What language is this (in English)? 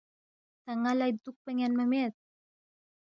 Balti